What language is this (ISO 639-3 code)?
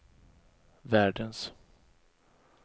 swe